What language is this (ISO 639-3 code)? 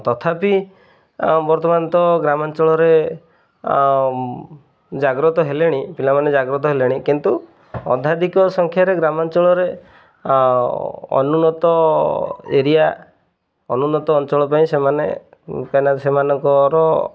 ori